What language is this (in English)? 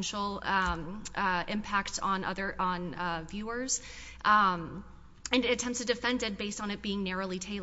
English